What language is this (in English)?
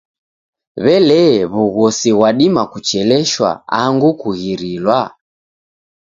Taita